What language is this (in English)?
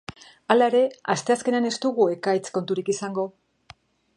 Basque